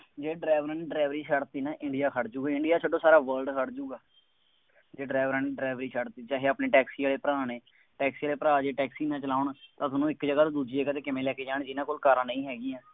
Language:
Punjabi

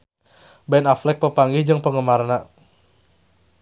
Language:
Sundanese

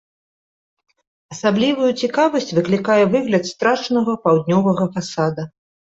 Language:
Belarusian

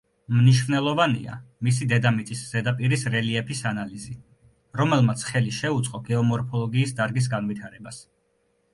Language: Georgian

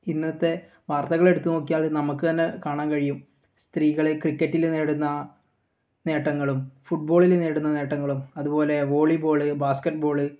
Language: Malayalam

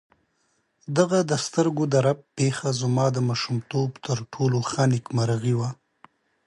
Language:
Pashto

